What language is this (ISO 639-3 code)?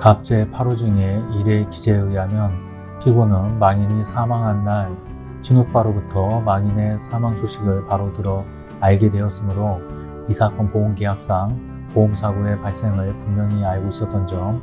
kor